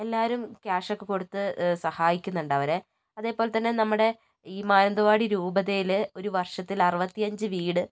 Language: Malayalam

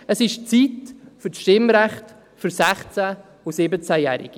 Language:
Swiss German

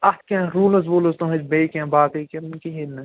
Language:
Kashmiri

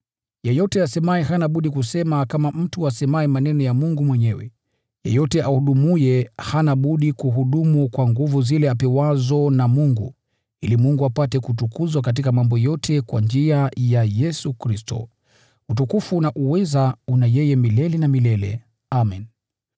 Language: Swahili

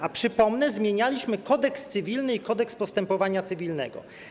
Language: Polish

